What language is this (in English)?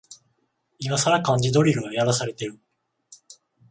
Japanese